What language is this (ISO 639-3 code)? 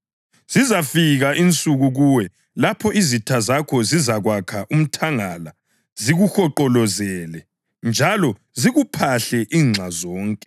nde